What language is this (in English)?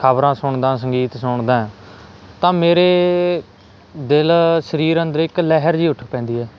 Punjabi